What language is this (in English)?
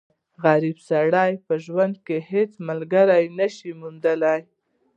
Pashto